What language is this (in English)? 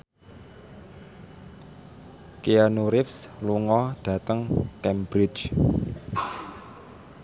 Javanese